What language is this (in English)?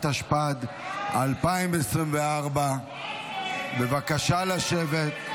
Hebrew